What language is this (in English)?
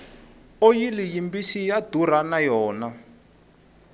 Tsonga